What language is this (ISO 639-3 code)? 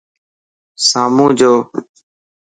mki